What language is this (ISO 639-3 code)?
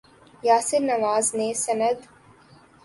urd